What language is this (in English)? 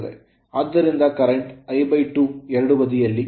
Kannada